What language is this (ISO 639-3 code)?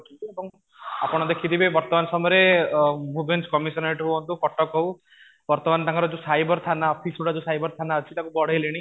ori